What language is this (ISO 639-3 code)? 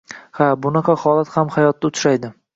uzb